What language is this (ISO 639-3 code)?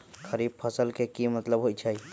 mag